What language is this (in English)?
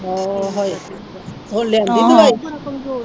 Punjabi